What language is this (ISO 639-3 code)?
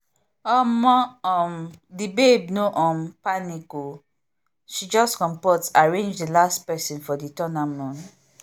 pcm